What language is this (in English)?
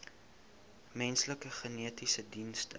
Afrikaans